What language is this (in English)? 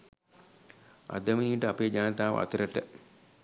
Sinhala